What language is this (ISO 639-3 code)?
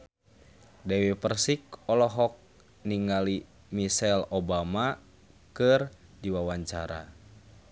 sun